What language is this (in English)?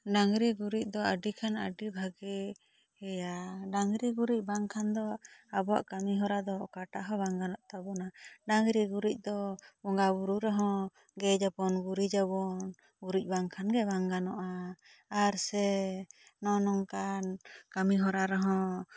Santali